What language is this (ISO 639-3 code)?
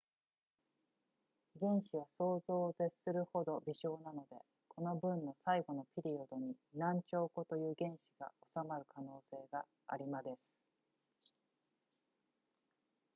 jpn